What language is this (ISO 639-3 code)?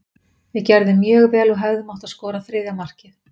isl